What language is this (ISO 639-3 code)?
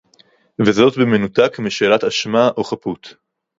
heb